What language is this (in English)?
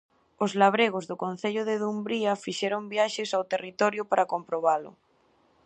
Galician